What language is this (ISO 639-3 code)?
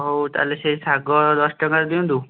ori